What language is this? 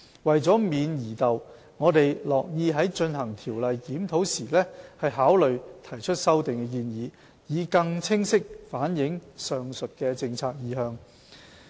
Cantonese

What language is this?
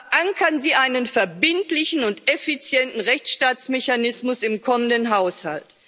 German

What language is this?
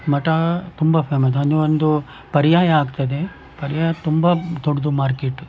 Kannada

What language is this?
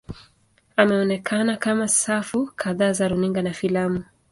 Swahili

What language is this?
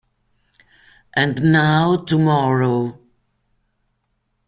Italian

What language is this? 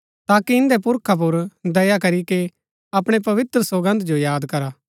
Gaddi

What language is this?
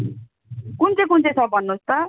Nepali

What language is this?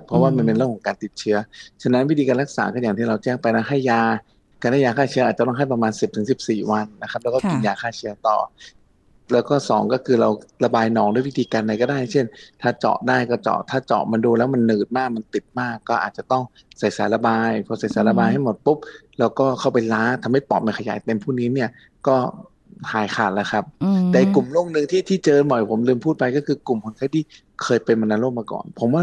Thai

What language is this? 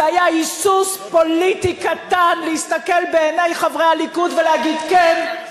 Hebrew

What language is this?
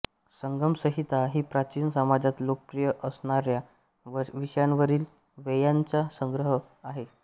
Marathi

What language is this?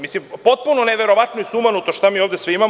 Serbian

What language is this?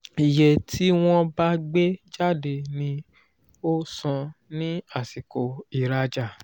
Yoruba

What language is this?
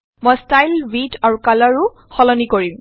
Assamese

